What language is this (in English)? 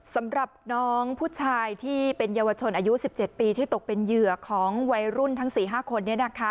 Thai